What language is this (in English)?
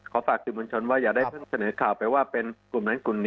Thai